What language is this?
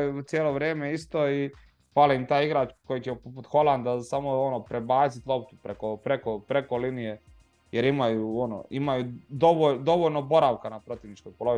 Croatian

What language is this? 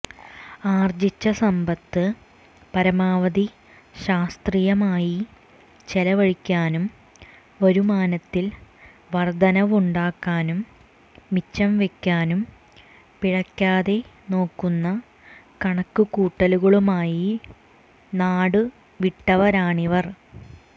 Malayalam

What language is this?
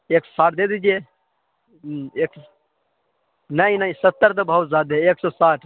Urdu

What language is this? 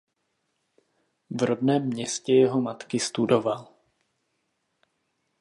Czech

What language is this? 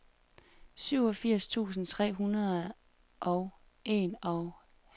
Danish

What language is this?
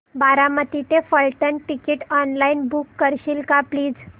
Marathi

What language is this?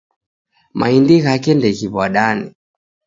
Taita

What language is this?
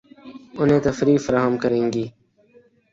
Urdu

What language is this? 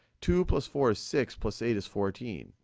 English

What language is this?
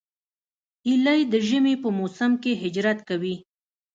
Pashto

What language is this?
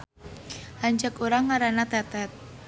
Sundanese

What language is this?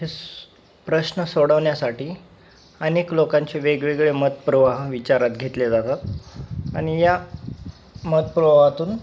Marathi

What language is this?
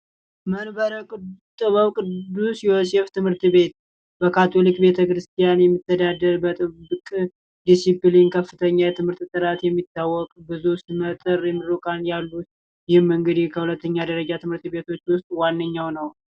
Amharic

